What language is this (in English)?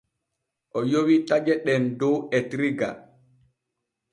Borgu Fulfulde